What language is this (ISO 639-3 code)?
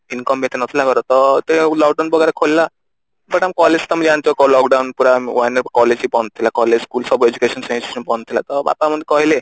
ori